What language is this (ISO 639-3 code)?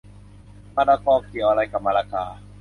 tha